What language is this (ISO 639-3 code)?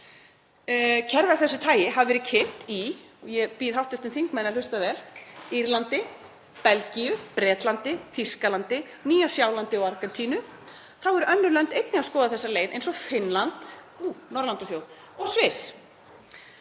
isl